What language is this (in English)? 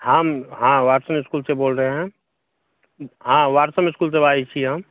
Maithili